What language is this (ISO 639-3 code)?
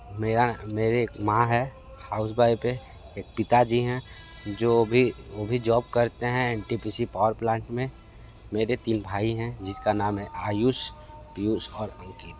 hin